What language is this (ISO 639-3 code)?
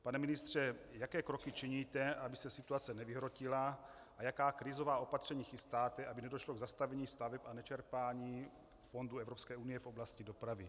ces